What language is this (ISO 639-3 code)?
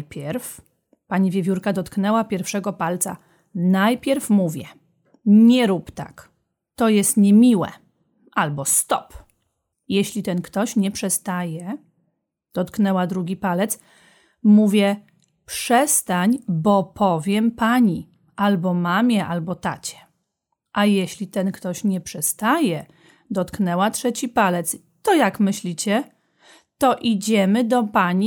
pol